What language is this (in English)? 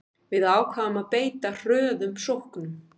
Icelandic